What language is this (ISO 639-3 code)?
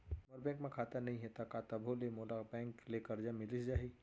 hne